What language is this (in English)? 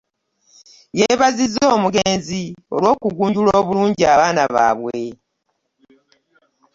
Ganda